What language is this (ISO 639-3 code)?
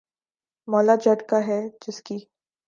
urd